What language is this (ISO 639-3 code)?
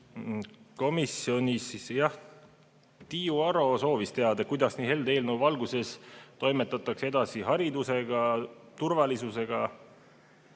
est